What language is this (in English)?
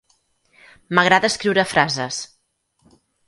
Catalan